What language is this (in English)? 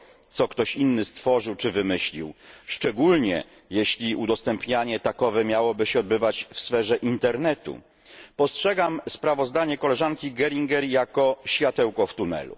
Polish